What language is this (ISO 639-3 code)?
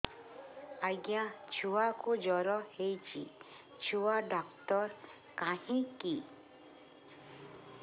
ori